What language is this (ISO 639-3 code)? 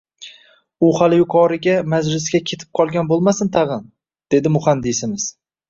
uzb